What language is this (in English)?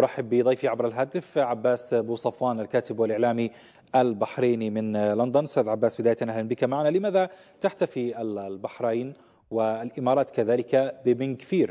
Arabic